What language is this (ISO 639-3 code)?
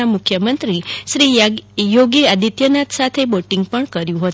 guj